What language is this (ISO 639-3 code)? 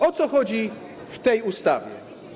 pol